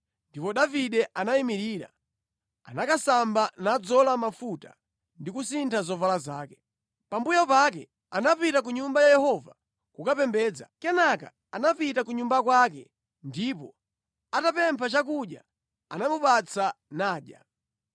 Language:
Nyanja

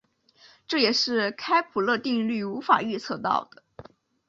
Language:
Chinese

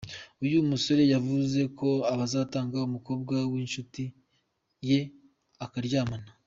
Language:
Kinyarwanda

